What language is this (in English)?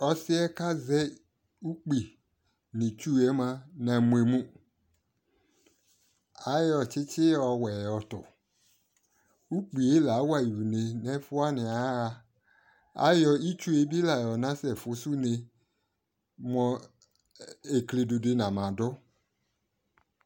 Ikposo